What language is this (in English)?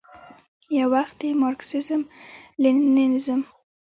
Pashto